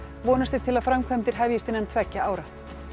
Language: Icelandic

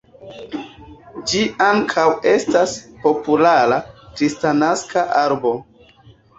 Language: Esperanto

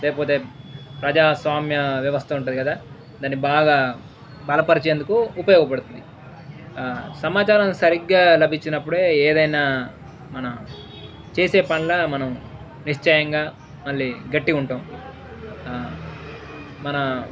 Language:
Telugu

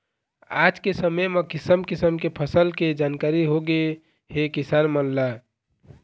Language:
Chhattisgarhi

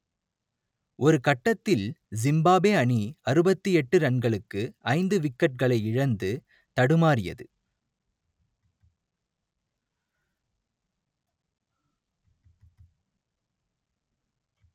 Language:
Tamil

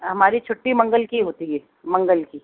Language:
Urdu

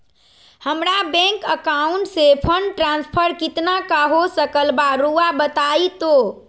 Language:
Magahi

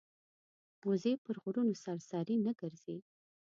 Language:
Pashto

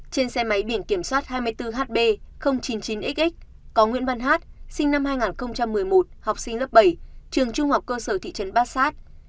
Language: Vietnamese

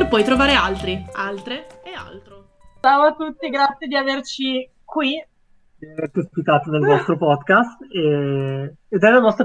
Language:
Italian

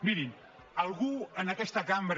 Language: Catalan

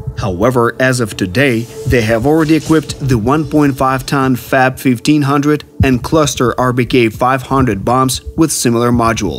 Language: Polish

